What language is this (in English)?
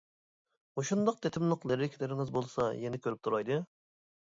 Uyghur